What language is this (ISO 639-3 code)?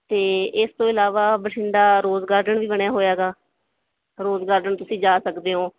pan